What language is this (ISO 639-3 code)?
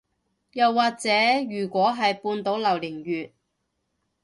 yue